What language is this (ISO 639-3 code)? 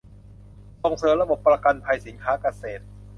tha